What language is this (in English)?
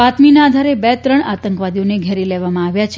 Gujarati